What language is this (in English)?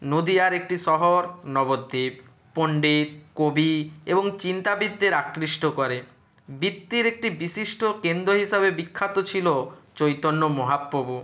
Bangla